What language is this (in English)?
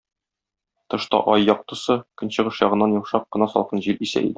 Tatar